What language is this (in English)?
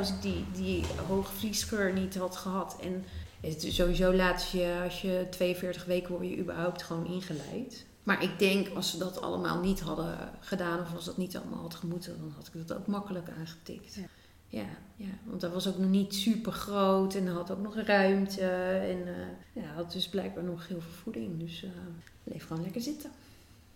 Dutch